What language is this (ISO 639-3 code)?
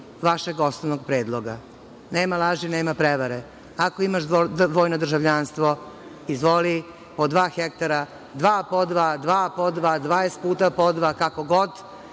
srp